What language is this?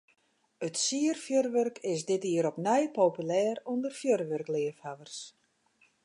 Western Frisian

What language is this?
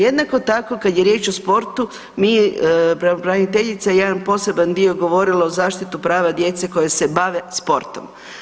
Croatian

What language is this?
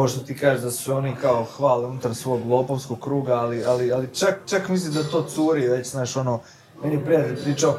Croatian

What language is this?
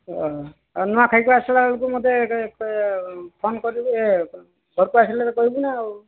Odia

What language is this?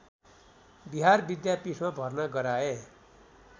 Nepali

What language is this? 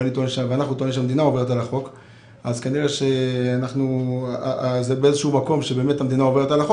Hebrew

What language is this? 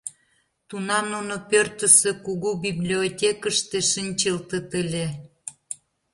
Mari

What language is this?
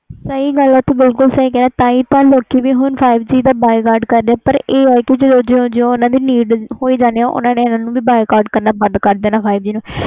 Punjabi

